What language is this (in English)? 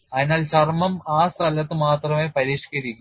Malayalam